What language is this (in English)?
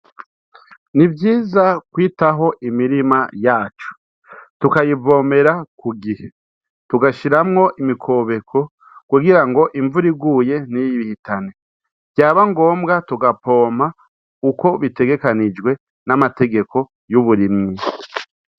Rundi